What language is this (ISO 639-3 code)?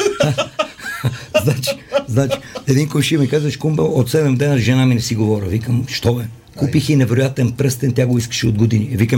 bul